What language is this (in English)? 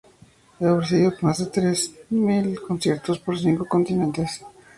Spanish